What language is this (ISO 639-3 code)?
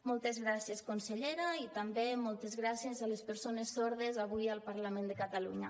cat